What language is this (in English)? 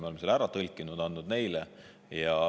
Estonian